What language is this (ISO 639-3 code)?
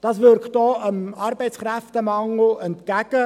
gsw